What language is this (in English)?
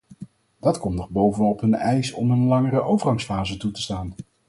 Dutch